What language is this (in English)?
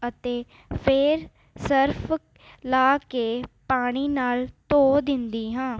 Punjabi